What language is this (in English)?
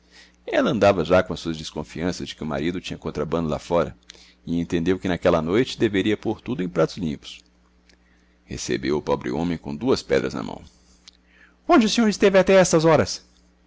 Portuguese